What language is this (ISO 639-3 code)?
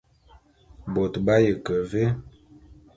bum